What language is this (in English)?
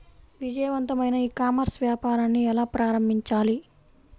Telugu